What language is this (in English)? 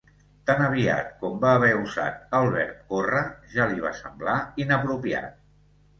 Catalan